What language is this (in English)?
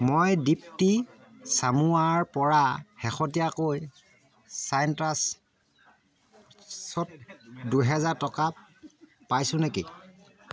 Assamese